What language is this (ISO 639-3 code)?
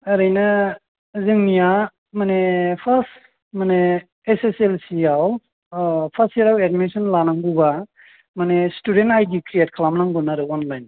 brx